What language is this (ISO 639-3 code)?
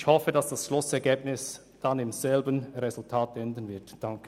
gsw